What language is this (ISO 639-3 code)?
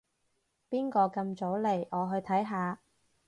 yue